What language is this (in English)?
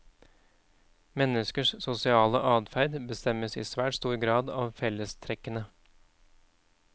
Norwegian